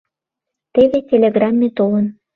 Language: Mari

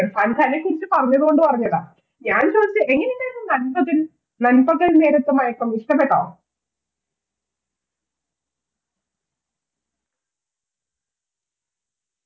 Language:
Malayalam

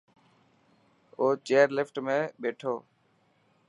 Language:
Dhatki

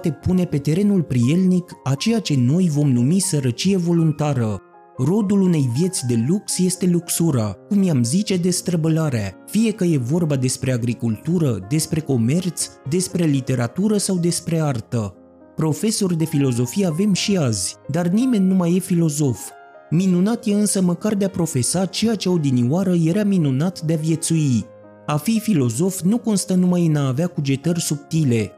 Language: Romanian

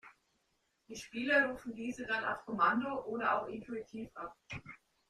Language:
German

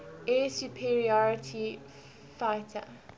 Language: English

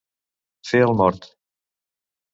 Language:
Catalan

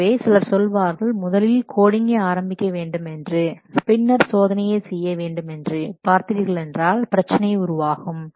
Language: Tamil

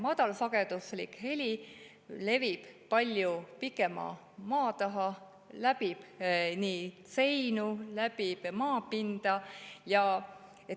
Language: Estonian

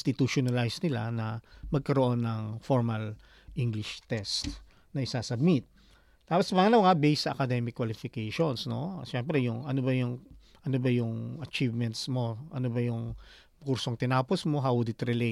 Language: Filipino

